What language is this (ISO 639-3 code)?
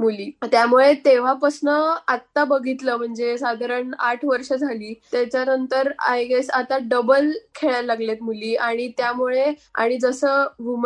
mar